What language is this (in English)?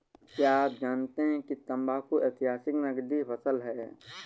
Hindi